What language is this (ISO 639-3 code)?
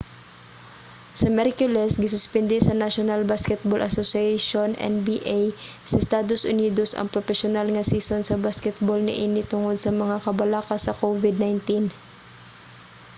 ceb